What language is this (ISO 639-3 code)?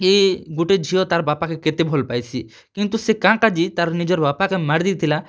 ori